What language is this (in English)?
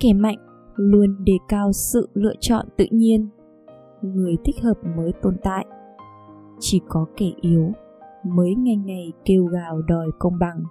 Vietnamese